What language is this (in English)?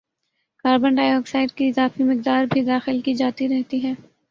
Urdu